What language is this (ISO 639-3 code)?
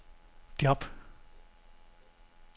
dan